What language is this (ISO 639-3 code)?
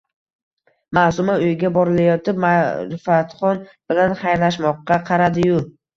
uzb